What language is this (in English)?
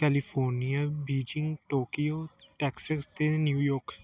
Punjabi